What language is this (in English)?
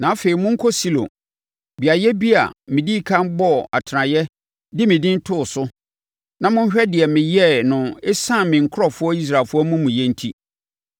Akan